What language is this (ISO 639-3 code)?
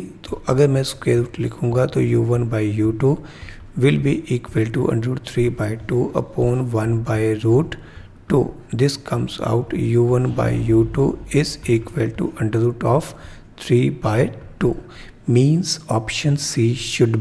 hin